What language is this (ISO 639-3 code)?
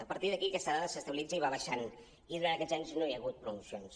cat